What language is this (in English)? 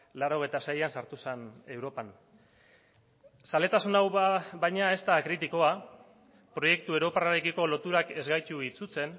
Basque